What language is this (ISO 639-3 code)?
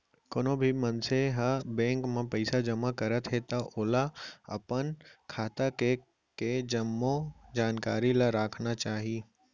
hne